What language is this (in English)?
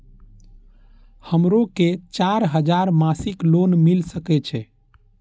Maithili